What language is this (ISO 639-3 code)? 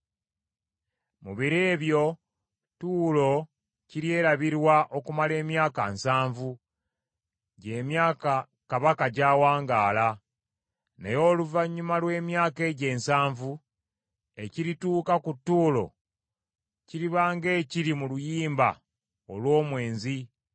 lug